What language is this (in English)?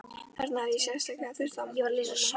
Icelandic